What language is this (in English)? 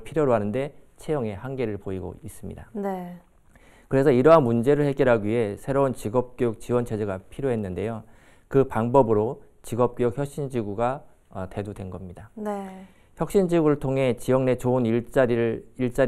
Korean